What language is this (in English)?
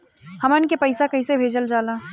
Bhojpuri